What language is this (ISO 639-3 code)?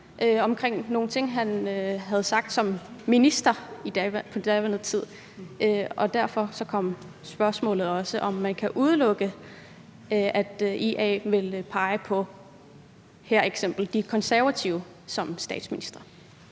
dan